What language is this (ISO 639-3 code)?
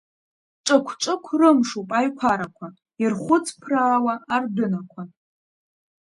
abk